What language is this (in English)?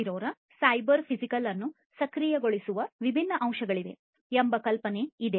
Kannada